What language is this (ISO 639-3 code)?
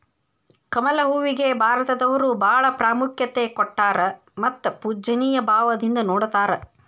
kan